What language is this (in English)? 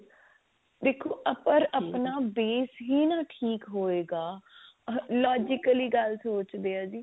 Punjabi